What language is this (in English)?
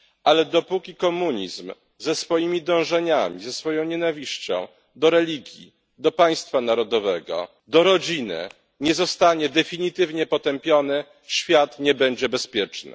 Polish